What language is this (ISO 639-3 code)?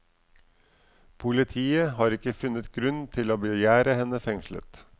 nor